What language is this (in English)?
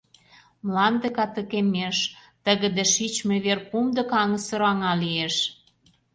Mari